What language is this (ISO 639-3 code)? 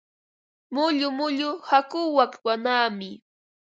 qva